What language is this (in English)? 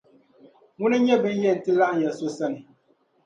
Dagbani